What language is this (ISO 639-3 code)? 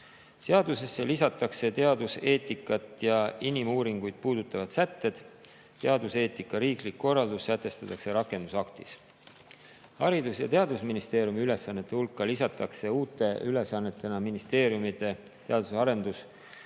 est